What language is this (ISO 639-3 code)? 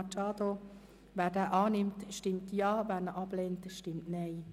gsw